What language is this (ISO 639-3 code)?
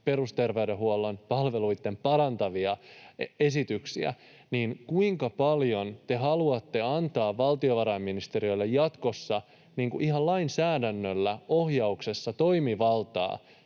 fin